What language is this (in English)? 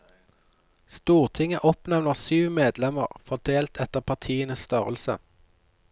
Norwegian